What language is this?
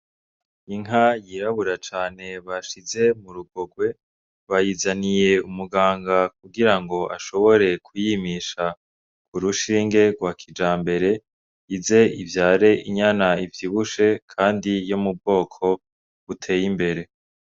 Rundi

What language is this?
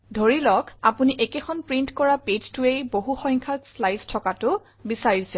Assamese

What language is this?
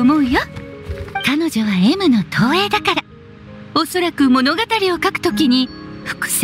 Japanese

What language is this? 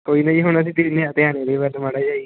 Punjabi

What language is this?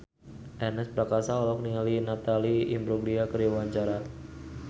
Sundanese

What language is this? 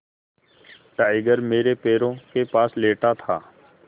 Hindi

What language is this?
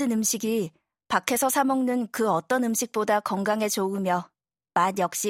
Korean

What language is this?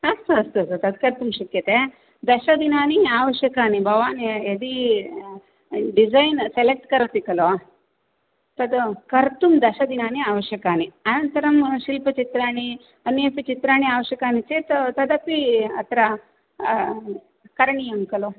Sanskrit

